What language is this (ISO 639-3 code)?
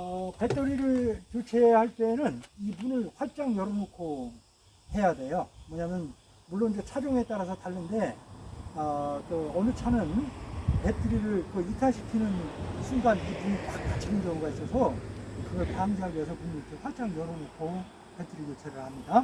kor